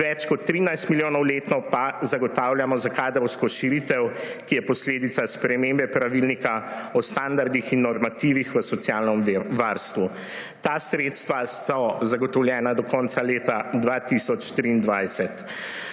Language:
Slovenian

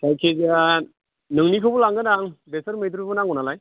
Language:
Bodo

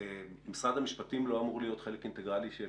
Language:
Hebrew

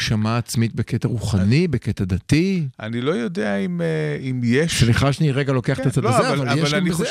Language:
Hebrew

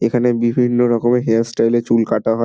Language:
Bangla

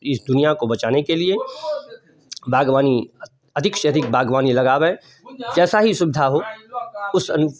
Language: Hindi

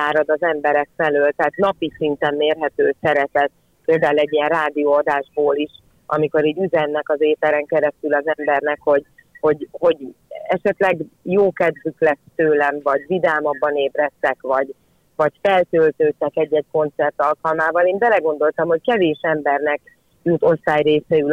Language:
Hungarian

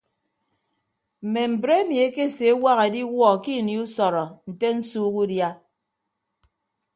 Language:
Ibibio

